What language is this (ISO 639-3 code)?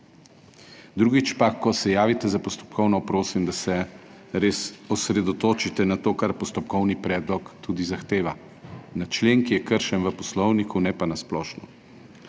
slv